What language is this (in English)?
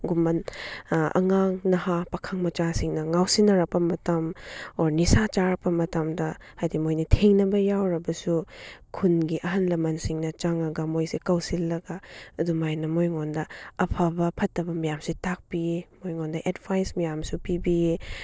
Manipuri